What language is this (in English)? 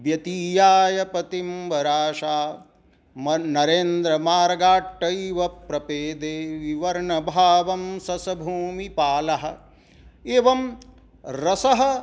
Sanskrit